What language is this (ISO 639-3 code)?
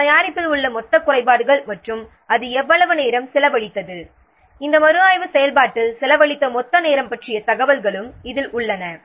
tam